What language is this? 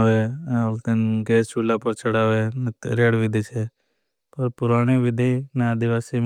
Bhili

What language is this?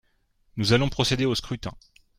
French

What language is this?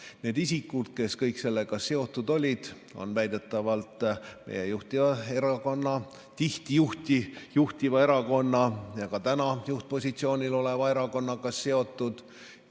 Estonian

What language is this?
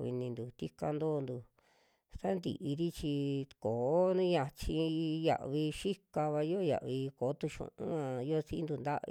Western Juxtlahuaca Mixtec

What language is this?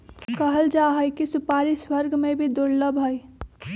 Magahi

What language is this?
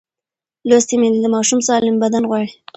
Pashto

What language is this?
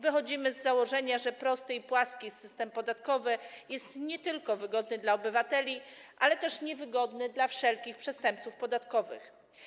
Polish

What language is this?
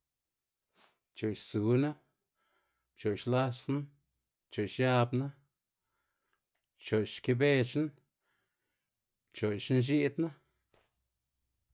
Xanaguía Zapotec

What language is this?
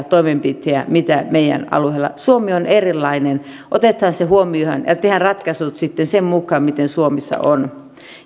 Finnish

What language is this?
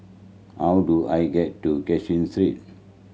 English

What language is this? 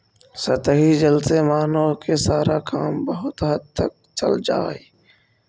Magahi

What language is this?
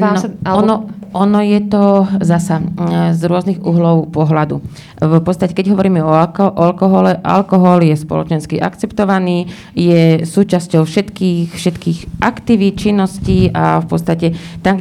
Slovak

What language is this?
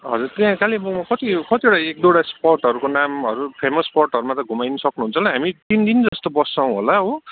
Nepali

